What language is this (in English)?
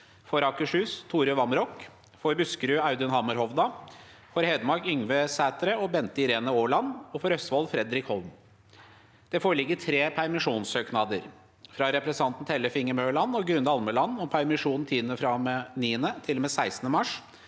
Norwegian